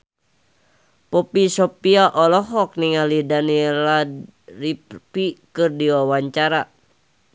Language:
Sundanese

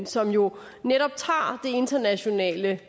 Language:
Danish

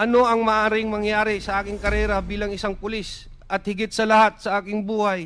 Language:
Filipino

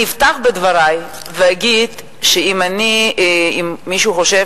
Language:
Hebrew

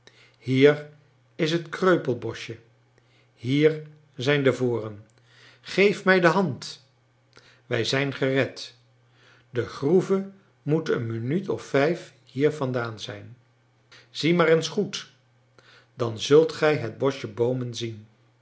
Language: Dutch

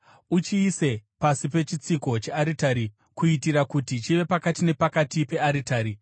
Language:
Shona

